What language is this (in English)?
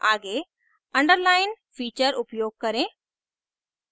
Hindi